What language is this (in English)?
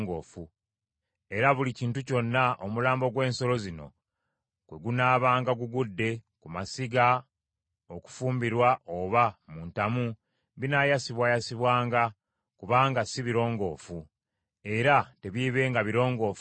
Ganda